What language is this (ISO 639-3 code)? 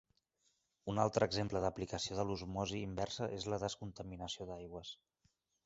cat